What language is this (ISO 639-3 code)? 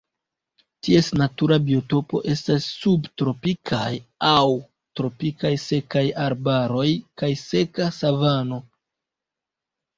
epo